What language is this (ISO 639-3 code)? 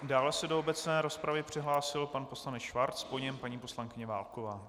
ces